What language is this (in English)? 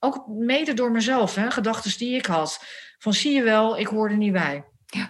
Dutch